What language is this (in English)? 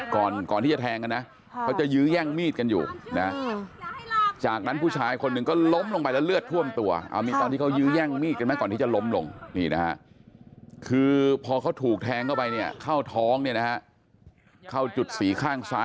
Thai